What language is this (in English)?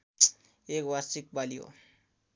Nepali